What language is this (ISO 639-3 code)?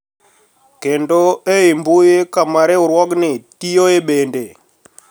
luo